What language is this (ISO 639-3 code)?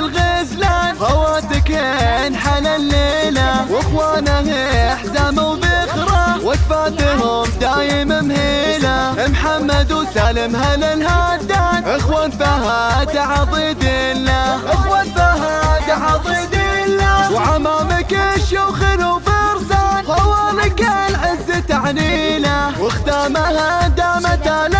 ara